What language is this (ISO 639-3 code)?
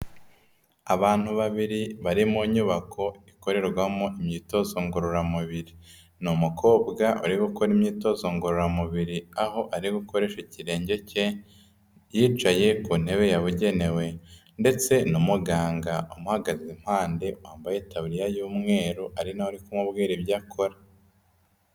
kin